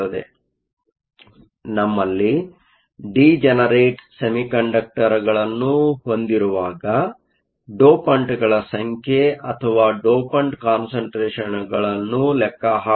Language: Kannada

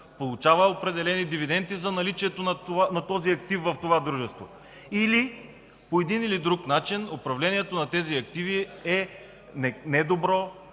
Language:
Bulgarian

